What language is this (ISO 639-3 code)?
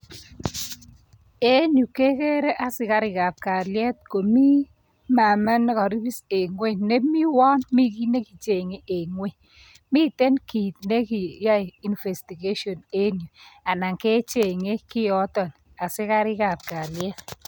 kln